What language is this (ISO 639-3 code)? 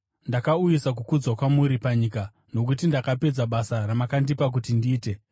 sna